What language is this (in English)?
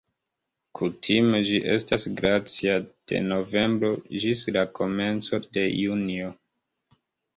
Esperanto